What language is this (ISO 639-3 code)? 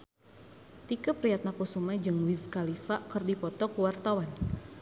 sun